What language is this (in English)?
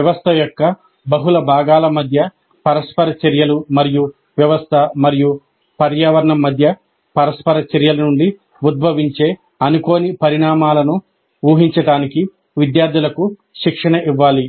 Telugu